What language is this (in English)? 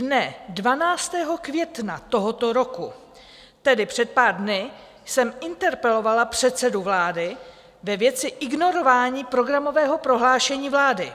Czech